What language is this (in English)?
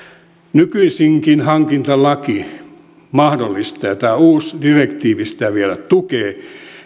Finnish